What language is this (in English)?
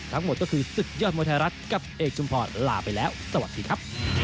Thai